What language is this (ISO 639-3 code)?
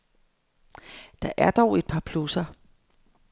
dan